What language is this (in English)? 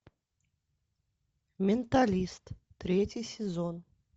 Russian